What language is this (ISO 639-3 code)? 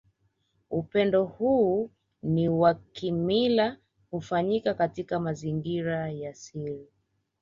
swa